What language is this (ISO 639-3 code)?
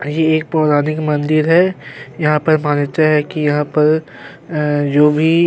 hin